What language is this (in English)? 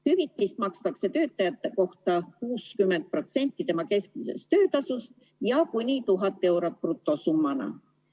Estonian